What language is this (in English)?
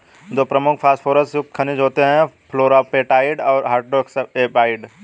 Hindi